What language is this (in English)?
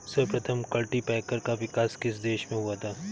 Hindi